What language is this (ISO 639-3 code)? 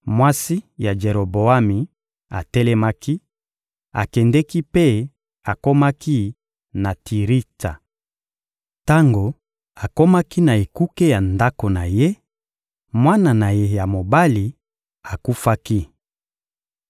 lin